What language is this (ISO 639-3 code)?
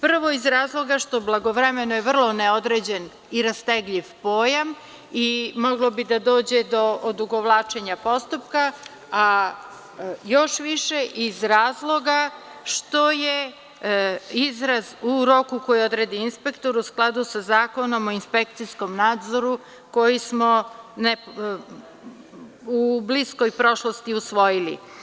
srp